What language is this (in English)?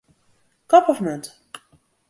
Western Frisian